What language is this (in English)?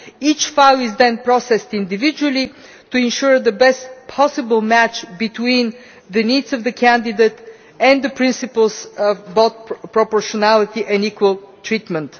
English